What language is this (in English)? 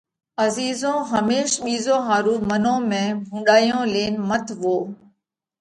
Parkari Koli